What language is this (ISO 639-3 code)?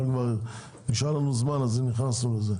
heb